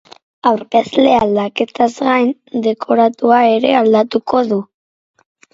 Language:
Basque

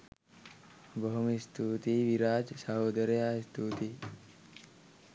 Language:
Sinhala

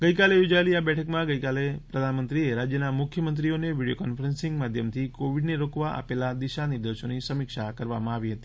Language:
Gujarati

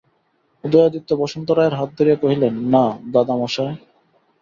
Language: Bangla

